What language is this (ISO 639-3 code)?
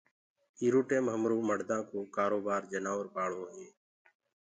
ggg